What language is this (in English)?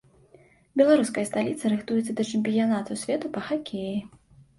Belarusian